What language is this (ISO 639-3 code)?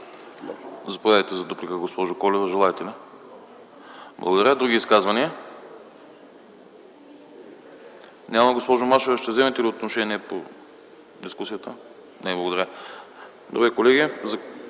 bul